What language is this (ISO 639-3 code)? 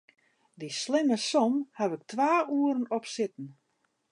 fry